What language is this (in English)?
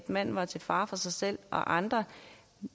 Danish